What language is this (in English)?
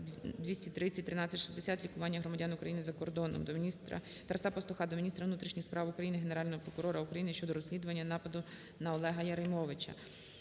Ukrainian